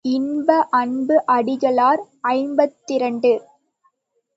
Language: Tamil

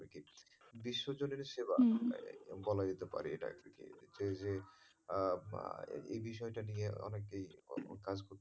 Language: Bangla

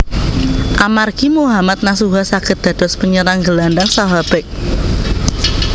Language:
Javanese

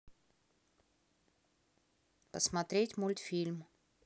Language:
Russian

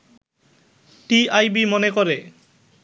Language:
Bangla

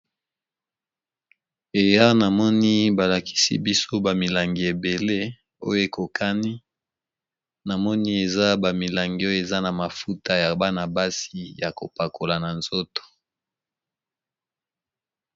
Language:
Lingala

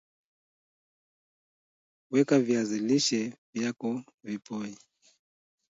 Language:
Swahili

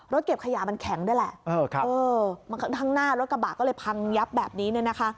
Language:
Thai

